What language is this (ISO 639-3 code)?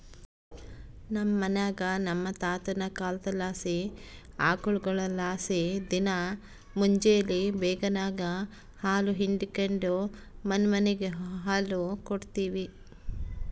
kan